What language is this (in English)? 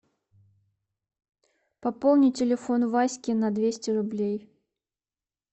Russian